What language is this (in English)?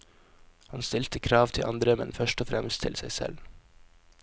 Norwegian